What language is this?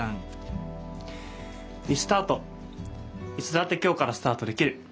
Japanese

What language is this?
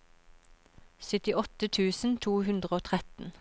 Norwegian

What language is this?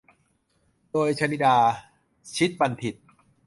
Thai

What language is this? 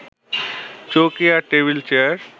Bangla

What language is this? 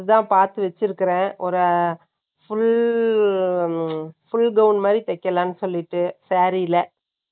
Tamil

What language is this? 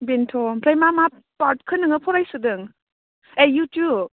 Bodo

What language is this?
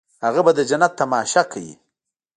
Pashto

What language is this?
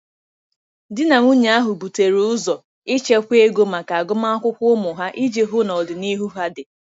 Igbo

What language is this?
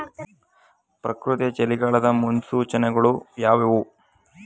Kannada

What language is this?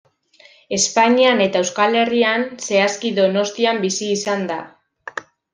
Basque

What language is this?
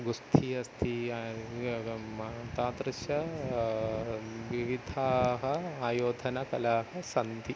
Sanskrit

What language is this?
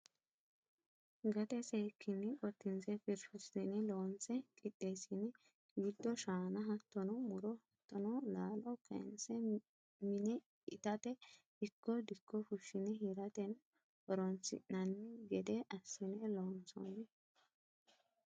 Sidamo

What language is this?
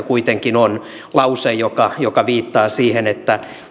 Finnish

